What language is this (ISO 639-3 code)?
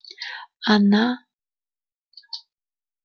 rus